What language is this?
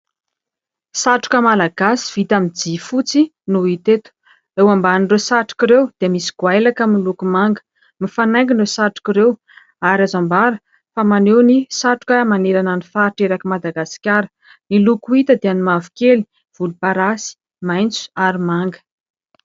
Malagasy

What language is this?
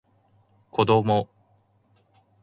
Japanese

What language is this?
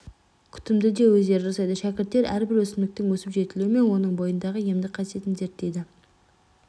Kazakh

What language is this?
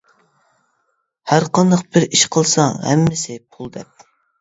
Uyghur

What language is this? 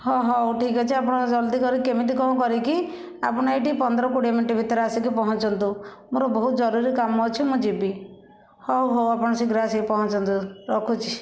Odia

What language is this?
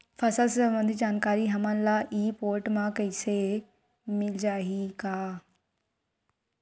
Chhattisgarhi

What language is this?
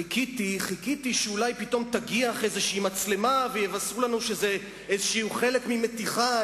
Hebrew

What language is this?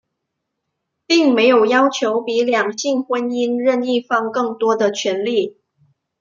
Chinese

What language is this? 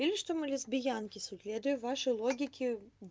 Russian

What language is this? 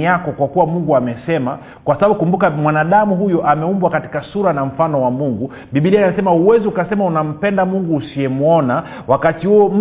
Swahili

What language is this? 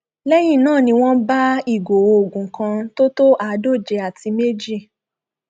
Yoruba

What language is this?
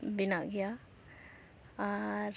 Santali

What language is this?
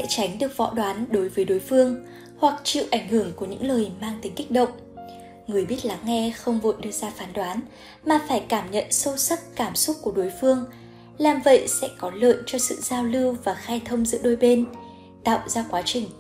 Vietnamese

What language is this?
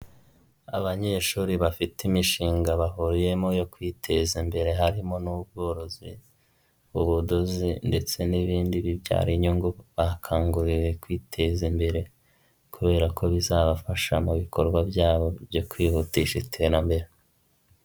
Kinyarwanda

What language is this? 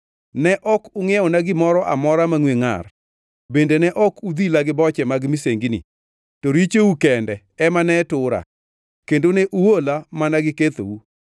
Luo (Kenya and Tanzania)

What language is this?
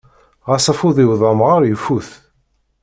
Kabyle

